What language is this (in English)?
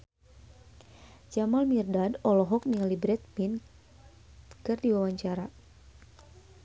Sundanese